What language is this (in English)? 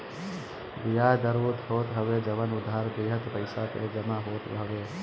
Bhojpuri